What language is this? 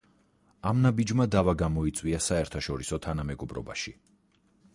Georgian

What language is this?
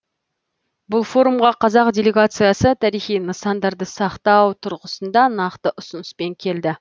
Kazakh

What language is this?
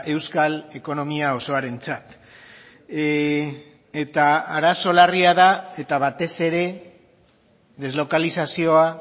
Basque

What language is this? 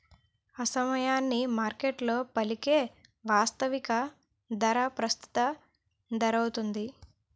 Telugu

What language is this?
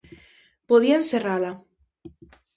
Galician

